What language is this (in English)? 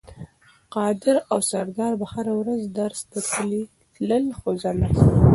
Pashto